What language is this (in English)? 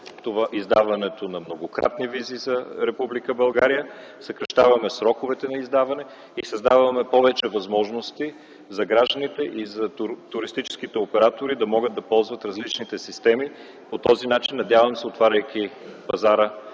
Bulgarian